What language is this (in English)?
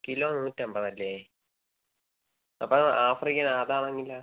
Malayalam